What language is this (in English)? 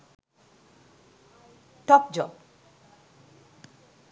Sinhala